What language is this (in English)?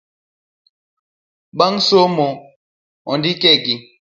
Luo (Kenya and Tanzania)